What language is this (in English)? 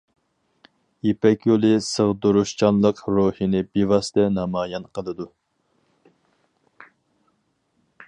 Uyghur